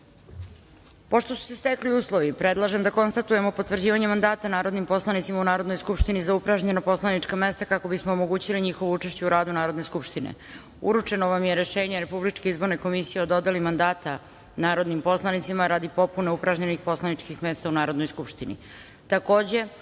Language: Serbian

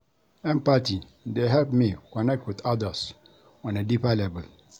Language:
Nigerian Pidgin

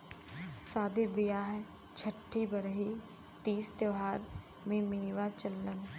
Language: Bhojpuri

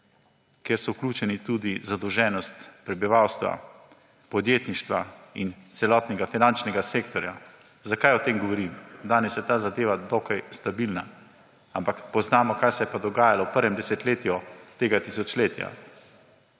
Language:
Slovenian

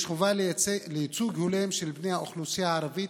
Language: Hebrew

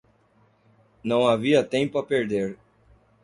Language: Portuguese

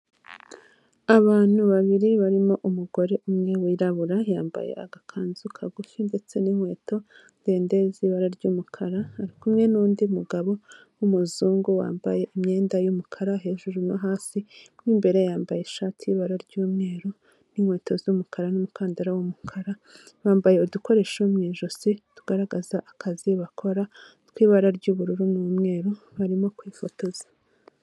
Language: Kinyarwanda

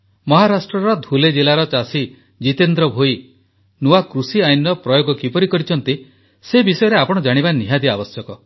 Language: Odia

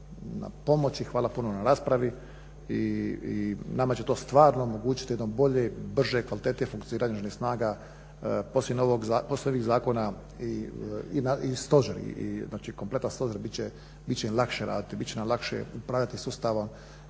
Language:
Croatian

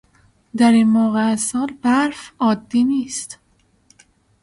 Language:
Persian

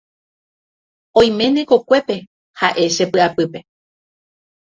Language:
Guarani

